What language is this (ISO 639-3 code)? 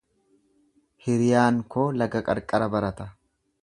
orm